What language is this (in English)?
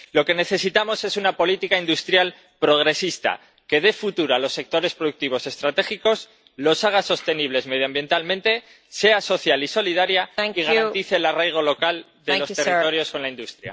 Spanish